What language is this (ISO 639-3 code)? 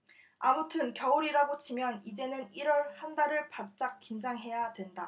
kor